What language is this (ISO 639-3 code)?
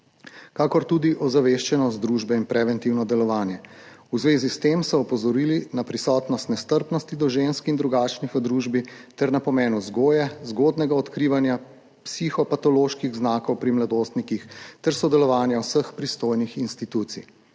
slv